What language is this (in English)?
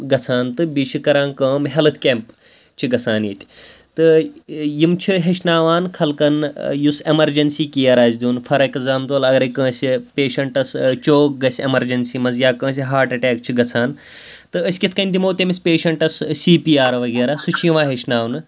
Kashmiri